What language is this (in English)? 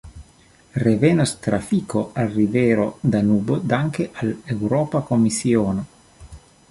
Esperanto